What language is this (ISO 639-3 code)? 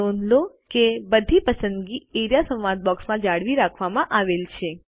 guj